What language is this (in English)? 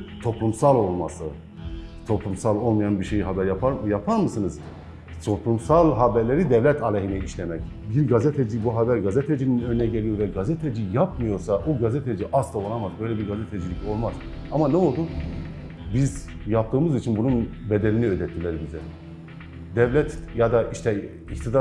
Turkish